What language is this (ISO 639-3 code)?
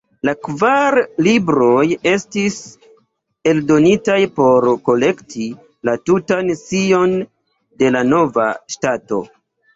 epo